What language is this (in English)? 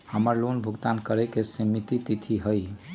Magahi